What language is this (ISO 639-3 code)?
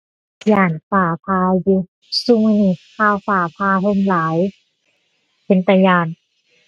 tha